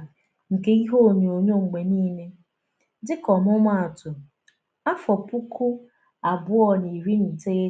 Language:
Igbo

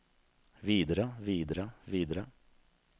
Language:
Norwegian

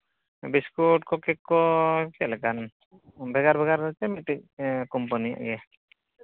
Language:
Santali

